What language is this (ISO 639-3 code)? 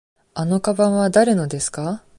jpn